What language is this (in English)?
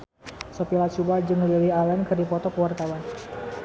Sundanese